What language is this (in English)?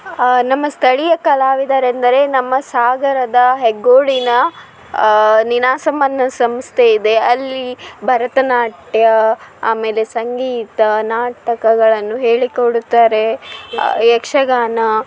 Kannada